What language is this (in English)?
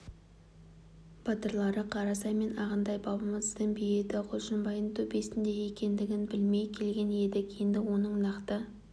Kazakh